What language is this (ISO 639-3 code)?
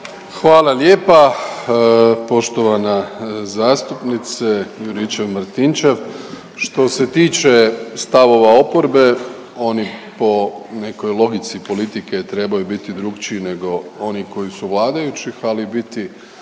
hrv